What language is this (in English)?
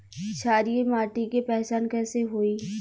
Bhojpuri